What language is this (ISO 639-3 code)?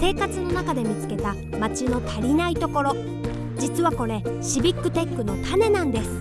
jpn